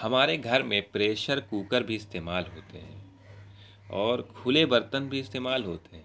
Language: Urdu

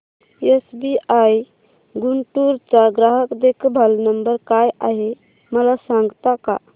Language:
Marathi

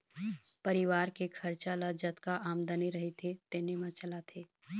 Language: Chhattisgarhi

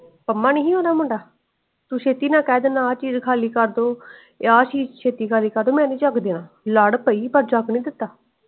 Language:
Punjabi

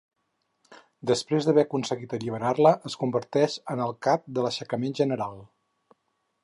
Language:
Catalan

